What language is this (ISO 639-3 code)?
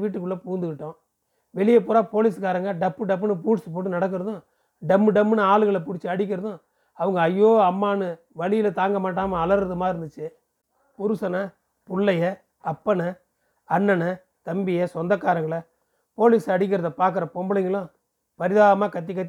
tam